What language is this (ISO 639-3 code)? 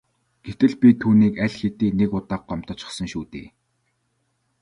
mon